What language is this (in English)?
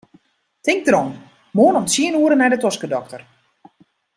Western Frisian